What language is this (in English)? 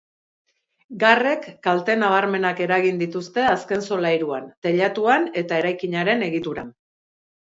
Basque